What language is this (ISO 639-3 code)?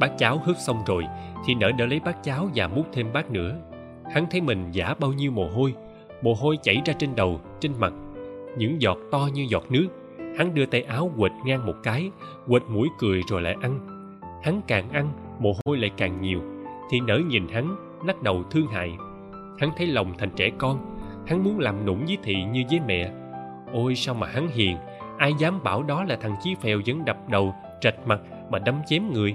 vie